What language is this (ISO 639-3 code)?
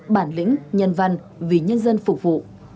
vie